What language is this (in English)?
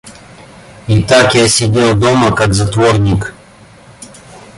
Russian